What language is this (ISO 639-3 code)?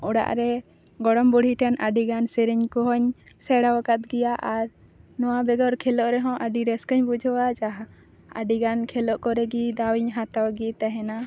sat